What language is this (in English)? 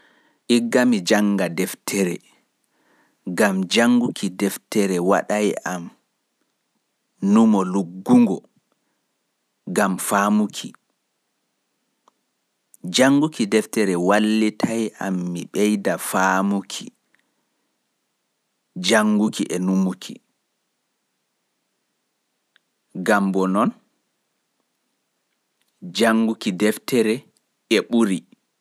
Fula